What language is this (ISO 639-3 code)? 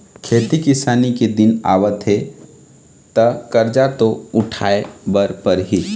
hne